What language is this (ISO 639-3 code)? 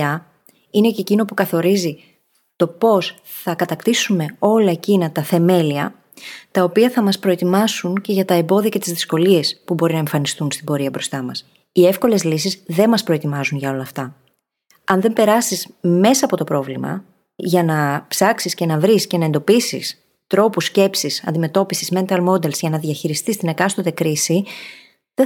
ell